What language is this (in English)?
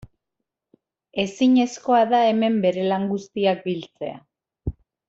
Basque